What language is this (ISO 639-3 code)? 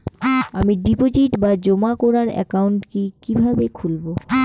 ben